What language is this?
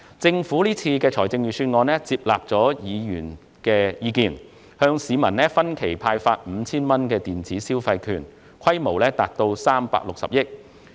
Cantonese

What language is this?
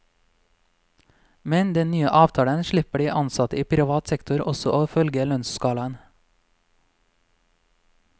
Norwegian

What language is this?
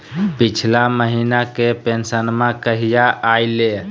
Magahi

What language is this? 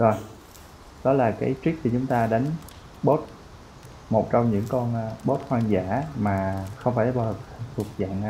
Vietnamese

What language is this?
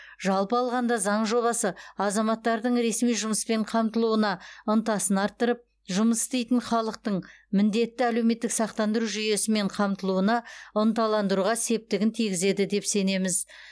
Kazakh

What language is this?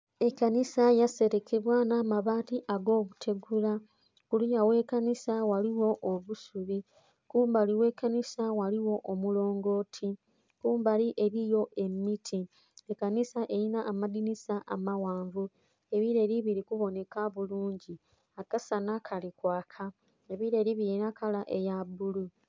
Soga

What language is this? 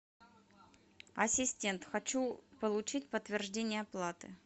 Russian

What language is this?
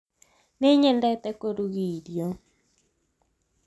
Kikuyu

